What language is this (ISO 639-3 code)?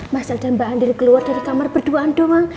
ind